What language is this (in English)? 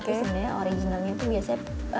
Indonesian